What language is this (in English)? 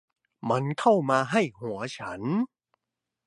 Thai